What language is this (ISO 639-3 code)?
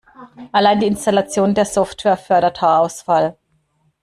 deu